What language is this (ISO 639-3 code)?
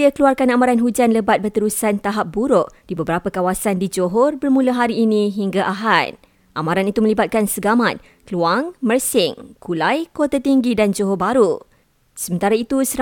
msa